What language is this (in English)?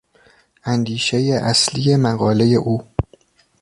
Persian